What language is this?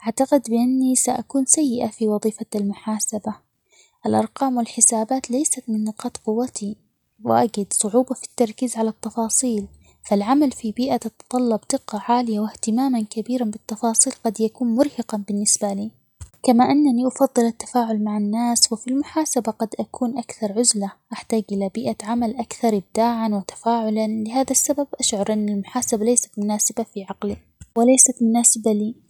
Omani Arabic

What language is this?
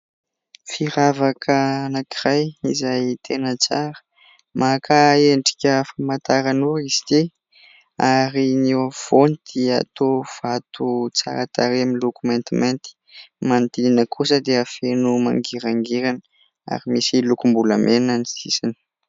Malagasy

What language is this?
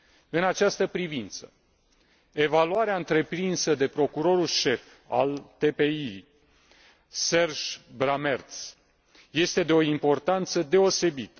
Romanian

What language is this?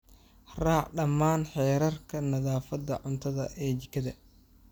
Somali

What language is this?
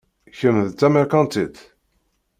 Kabyle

